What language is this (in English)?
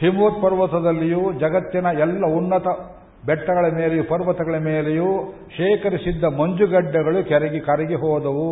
Kannada